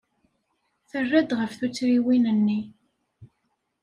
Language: Kabyle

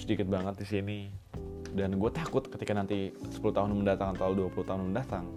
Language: Indonesian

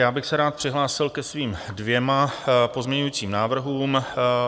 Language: Czech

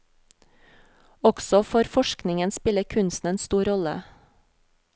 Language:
Norwegian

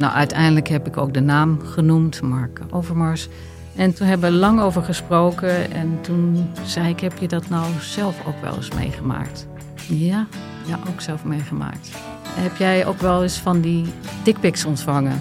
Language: Dutch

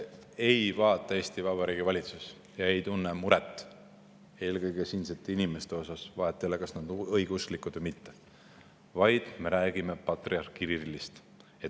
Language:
Estonian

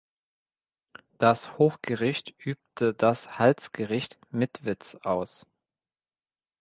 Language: German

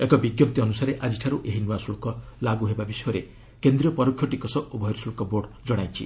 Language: Odia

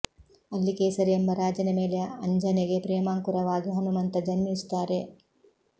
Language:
Kannada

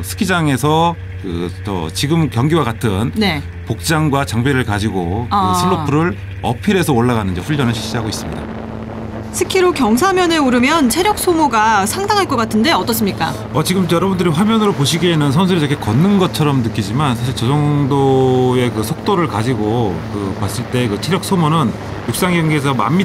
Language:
Korean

